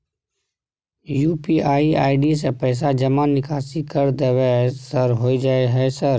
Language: Maithili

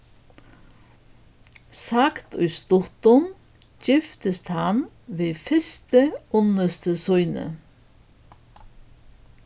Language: Faroese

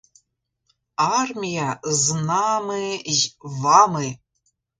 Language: Ukrainian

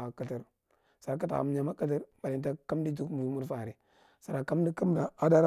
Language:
Marghi Central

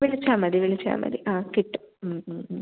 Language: Malayalam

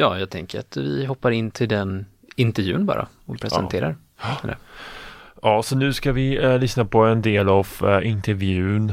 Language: Swedish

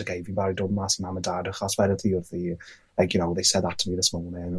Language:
Welsh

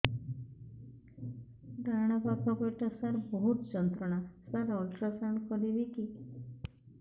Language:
Odia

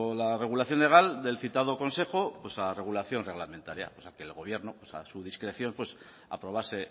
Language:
Spanish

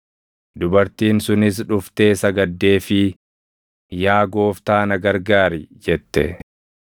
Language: Oromo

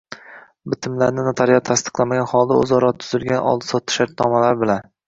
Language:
Uzbek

